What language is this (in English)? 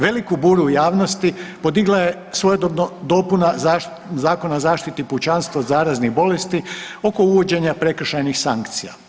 Croatian